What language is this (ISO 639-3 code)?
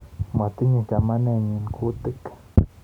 kln